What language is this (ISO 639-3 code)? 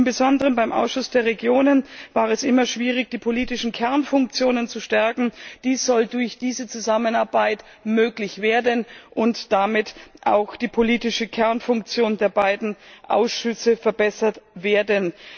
deu